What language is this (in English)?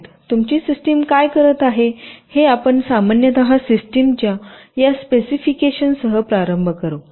Marathi